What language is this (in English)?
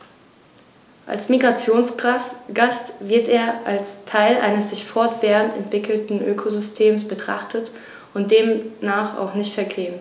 German